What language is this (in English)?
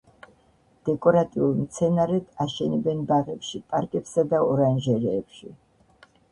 Georgian